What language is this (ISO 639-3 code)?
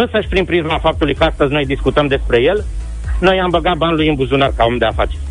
ron